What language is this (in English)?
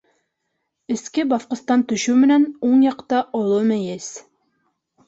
Bashkir